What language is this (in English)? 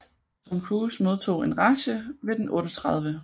Danish